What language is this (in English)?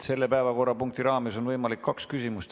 Estonian